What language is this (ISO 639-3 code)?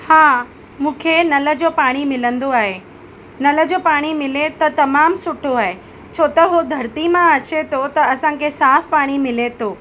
snd